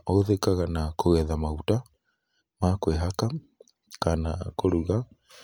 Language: Kikuyu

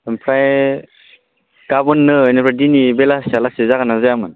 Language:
Bodo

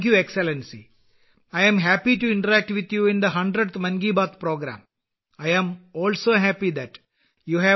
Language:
Malayalam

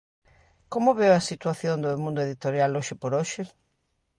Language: Galician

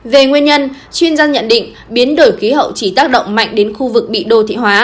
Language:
Vietnamese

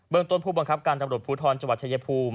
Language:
Thai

